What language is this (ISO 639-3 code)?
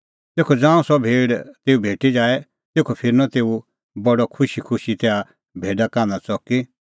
kfx